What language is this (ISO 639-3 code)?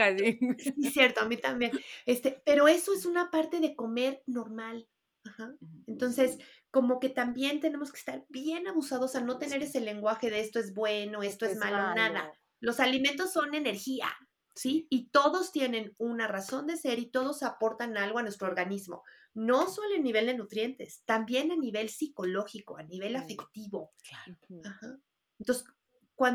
spa